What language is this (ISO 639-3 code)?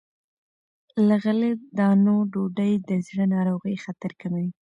pus